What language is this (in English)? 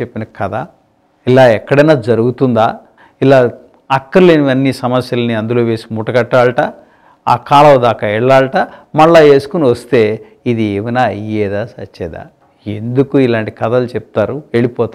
Telugu